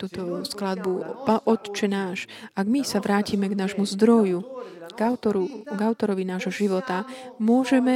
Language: Slovak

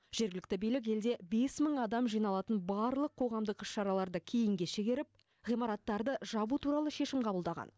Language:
Kazakh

